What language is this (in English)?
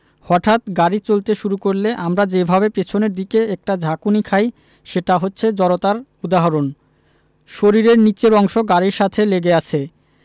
Bangla